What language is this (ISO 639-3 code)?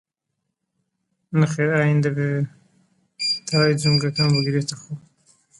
ckb